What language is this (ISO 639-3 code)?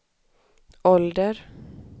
swe